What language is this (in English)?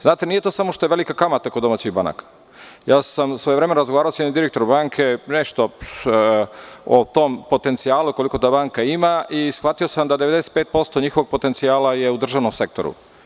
Serbian